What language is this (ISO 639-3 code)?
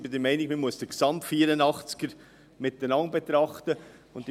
gsw